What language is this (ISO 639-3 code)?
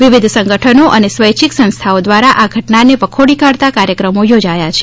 guj